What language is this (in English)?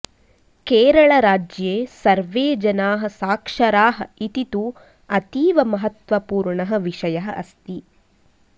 Sanskrit